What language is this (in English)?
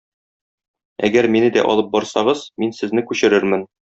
Tatar